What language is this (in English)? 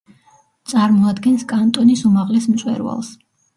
Georgian